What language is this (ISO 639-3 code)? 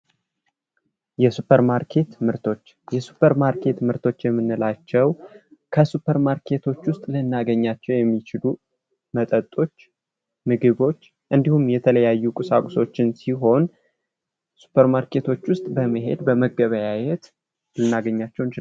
amh